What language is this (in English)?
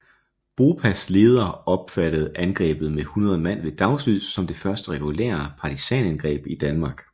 Danish